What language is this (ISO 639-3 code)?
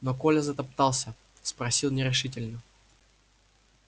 rus